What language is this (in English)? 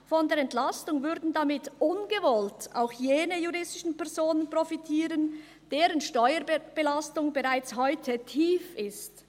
Swiss German